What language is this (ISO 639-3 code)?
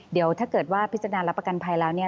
tha